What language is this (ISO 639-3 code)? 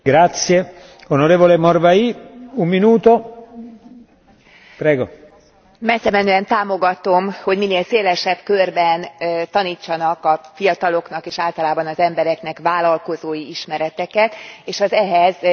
hun